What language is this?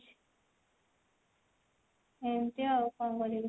Odia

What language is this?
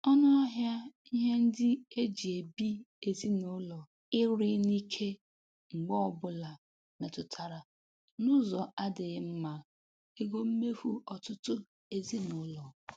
Igbo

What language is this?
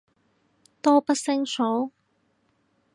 Cantonese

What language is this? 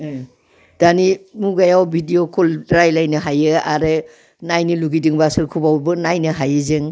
Bodo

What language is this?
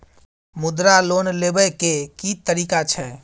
Maithili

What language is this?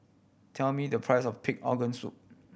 English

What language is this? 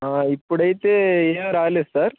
Telugu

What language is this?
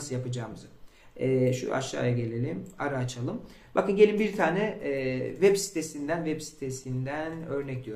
Turkish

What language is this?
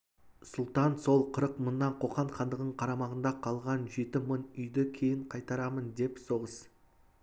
Kazakh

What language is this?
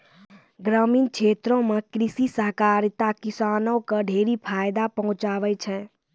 Maithili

